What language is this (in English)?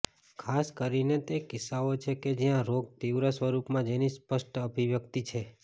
Gujarati